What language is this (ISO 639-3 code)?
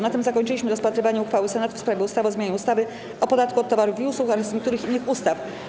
pol